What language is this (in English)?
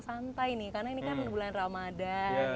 Indonesian